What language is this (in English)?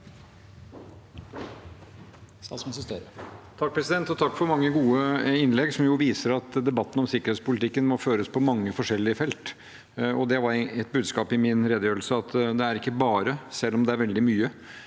Norwegian